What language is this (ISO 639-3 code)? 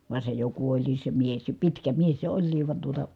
fin